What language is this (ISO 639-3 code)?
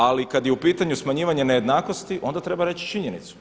hrv